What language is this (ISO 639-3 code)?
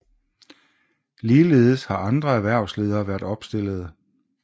dan